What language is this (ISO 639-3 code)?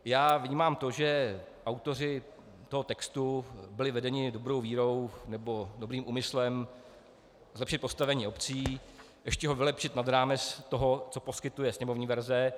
ces